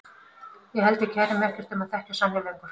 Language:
Icelandic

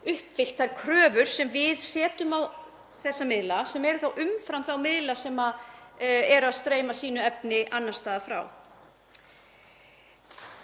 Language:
Icelandic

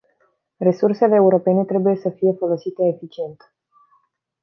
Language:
Romanian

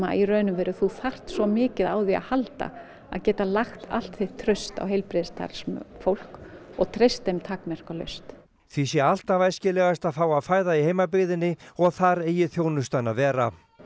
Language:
Icelandic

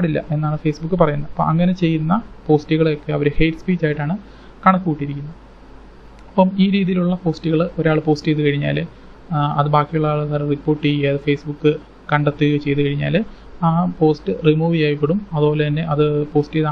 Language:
Malayalam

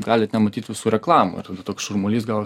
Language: Lithuanian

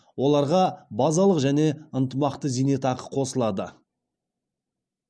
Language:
Kazakh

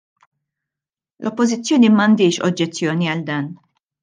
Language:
Maltese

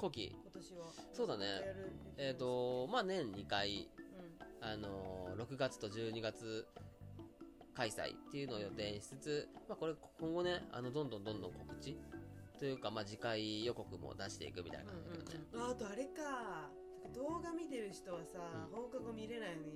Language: Japanese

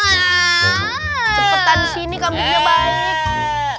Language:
Indonesian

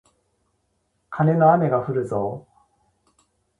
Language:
Japanese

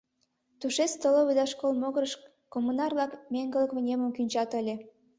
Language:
Mari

